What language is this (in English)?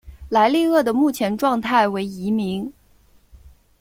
Chinese